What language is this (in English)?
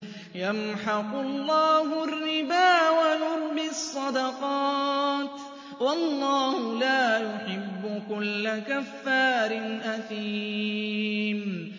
Arabic